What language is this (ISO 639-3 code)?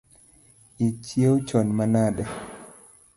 luo